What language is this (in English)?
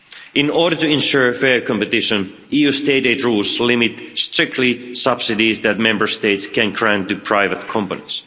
English